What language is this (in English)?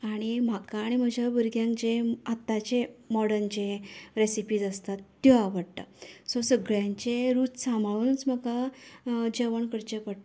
Konkani